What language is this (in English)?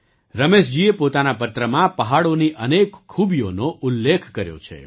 Gujarati